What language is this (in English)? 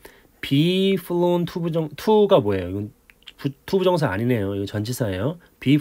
Korean